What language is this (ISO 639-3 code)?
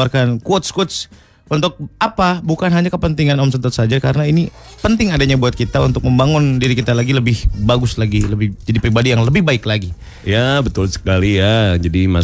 ind